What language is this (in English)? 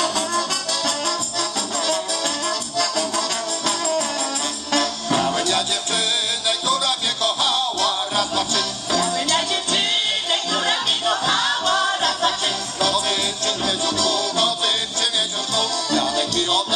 Polish